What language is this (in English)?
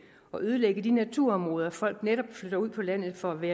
Danish